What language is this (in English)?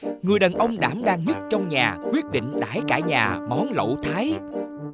Vietnamese